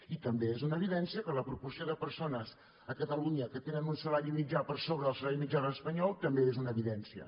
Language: Catalan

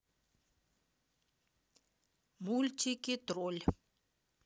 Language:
Russian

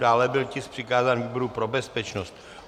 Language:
Czech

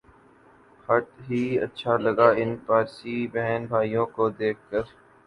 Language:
Urdu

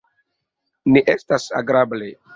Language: Esperanto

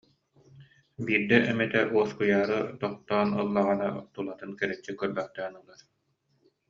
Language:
Yakut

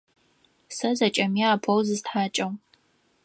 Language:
Adyghe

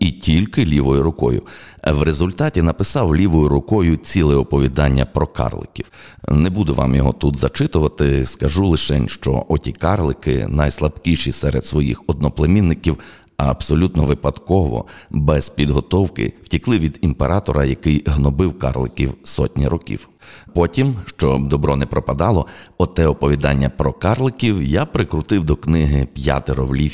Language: Ukrainian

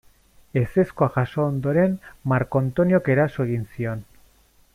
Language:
Basque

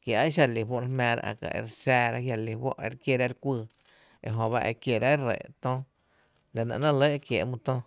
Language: Tepinapa Chinantec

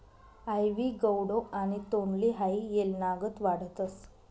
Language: Marathi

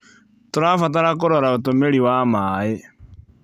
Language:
Kikuyu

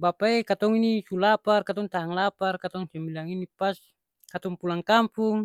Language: Ambonese Malay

